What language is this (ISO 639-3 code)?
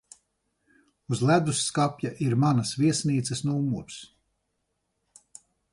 lav